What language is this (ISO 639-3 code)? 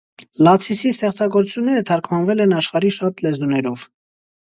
hye